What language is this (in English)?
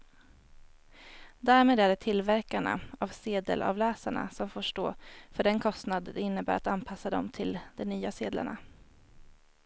Swedish